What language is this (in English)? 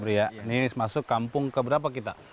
Indonesian